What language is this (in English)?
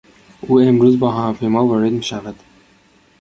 Persian